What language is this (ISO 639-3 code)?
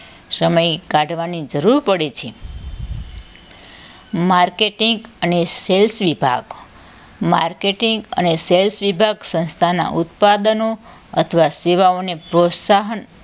guj